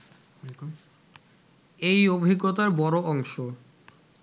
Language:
Bangla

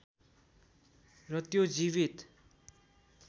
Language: Nepali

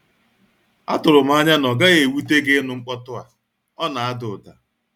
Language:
Igbo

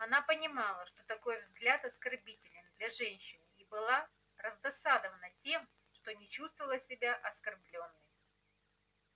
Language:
Russian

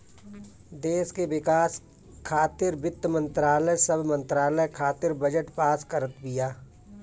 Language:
Bhojpuri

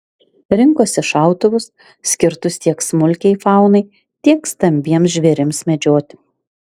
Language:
Lithuanian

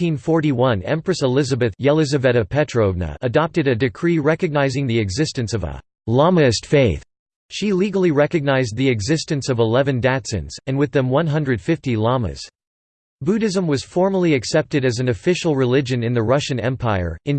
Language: English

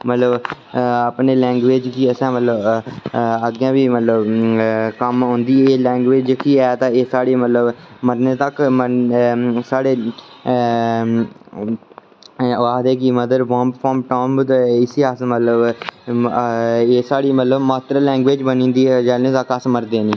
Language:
Dogri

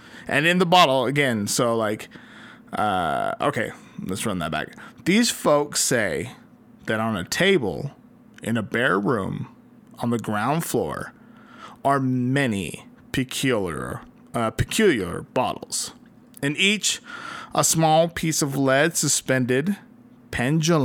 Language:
English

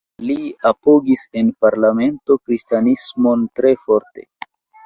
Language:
Esperanto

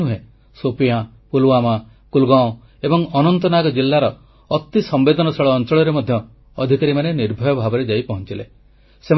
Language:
Odia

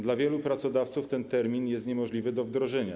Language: Polish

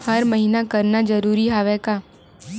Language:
Chhattisgarhi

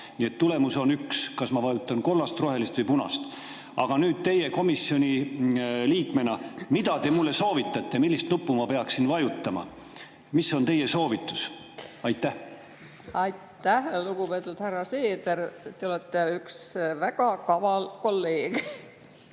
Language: Estonian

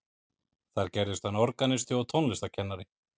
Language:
Icelandic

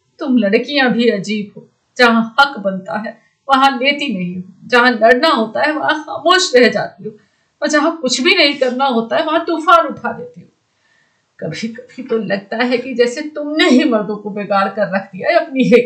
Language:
Hindi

